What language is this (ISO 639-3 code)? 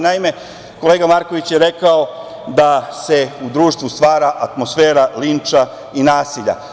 srp